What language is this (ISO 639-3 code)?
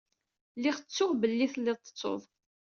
kab